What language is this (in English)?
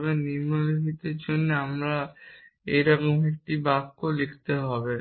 Bangla